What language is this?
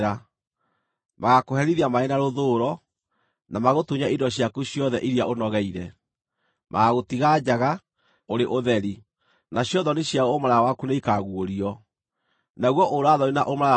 Kikuyu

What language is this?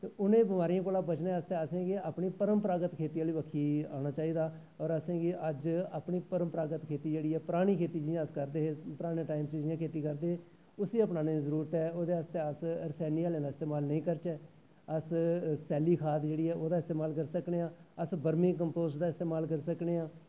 Dogri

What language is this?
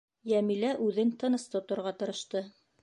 Bashkir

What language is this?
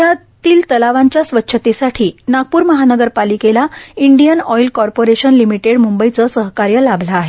Marathi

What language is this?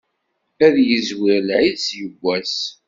Kabyle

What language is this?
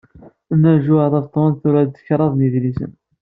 Kabyle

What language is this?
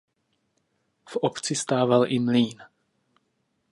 Czech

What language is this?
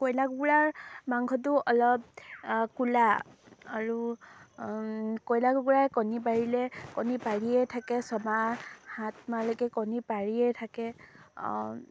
Assamese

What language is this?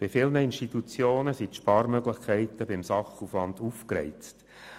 Swiss German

